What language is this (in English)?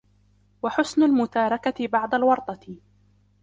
Arabic